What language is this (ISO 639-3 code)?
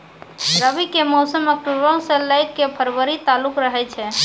mai